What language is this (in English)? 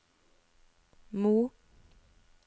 Norwegian